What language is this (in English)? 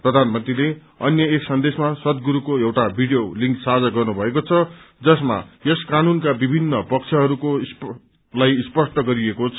Nepali